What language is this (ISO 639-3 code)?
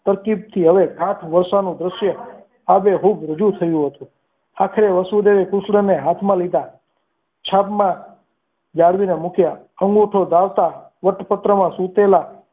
guj